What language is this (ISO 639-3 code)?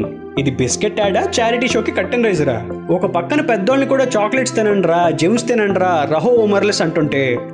tel